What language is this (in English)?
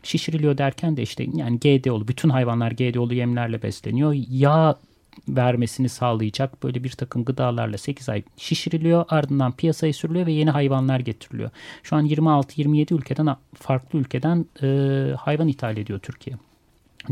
Turkish